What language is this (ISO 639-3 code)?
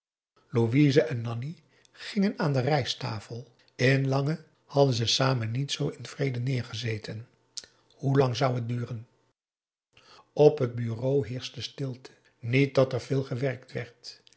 nld